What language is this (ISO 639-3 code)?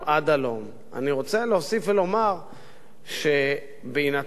heb